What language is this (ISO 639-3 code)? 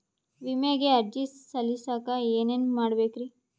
kan